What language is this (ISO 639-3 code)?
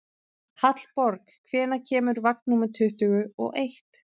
isl